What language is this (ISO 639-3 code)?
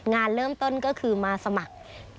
tha